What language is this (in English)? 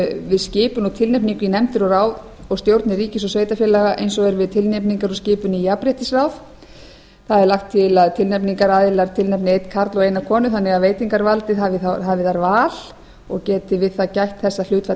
Icelandic